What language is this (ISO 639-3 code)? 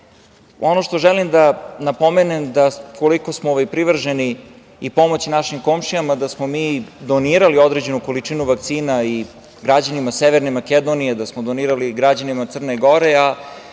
srp